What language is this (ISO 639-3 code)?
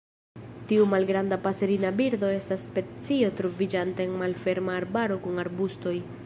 epo